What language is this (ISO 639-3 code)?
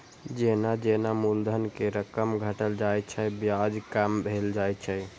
mai